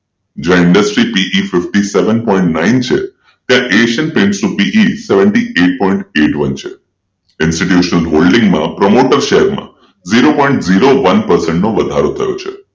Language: Gujarati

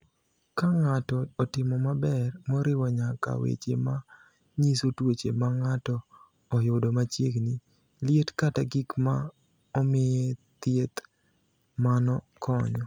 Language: Luo (Kenya and Tanzania)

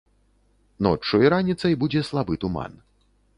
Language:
Belarusian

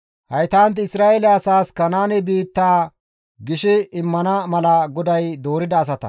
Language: Gamo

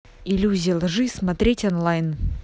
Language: Russian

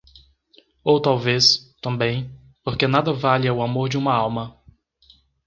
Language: Portuguese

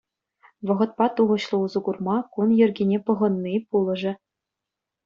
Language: Chuvash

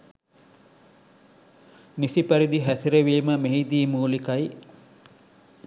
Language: Sinhala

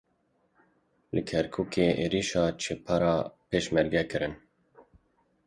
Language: Kurdish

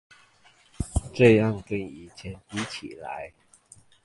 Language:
Chinese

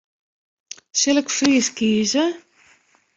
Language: Western Frisian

